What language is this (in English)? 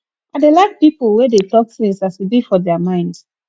Nigerian Pidgin